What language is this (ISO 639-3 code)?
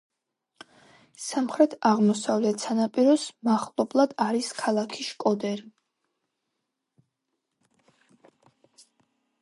kat